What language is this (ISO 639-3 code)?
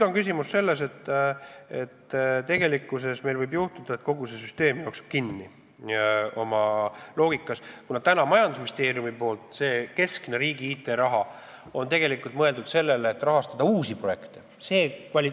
est